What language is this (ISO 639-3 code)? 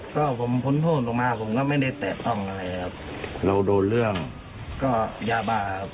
tha